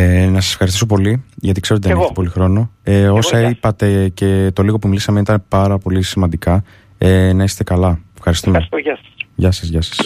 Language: Greek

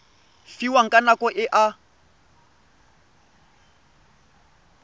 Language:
Tswana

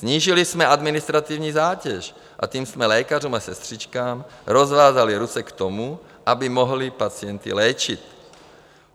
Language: Czech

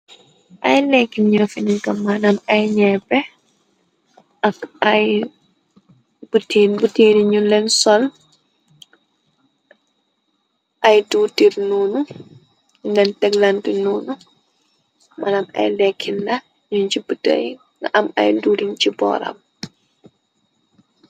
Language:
Wolof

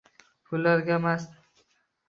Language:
Uzbek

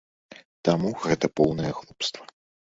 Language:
Belarusian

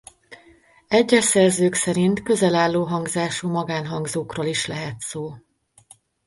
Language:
Hungarian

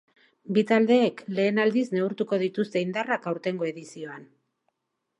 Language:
Basque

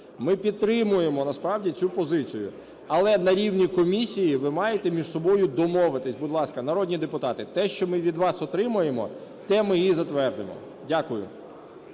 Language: Ukrainian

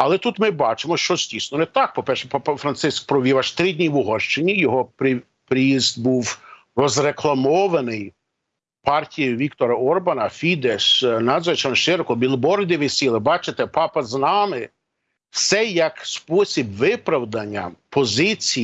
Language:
Ukrainian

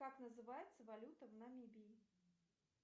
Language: Russian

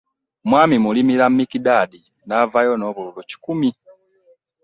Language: Ganda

